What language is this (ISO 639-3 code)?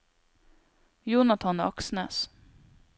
nor